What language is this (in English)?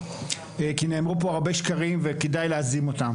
Hebrew